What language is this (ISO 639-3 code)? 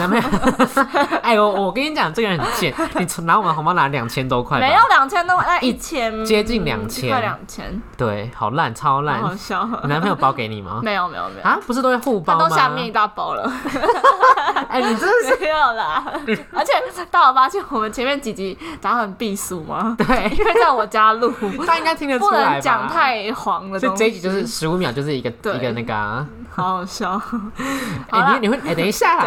zho